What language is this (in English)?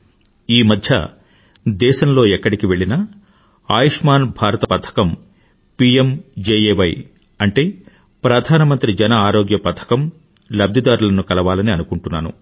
Telugu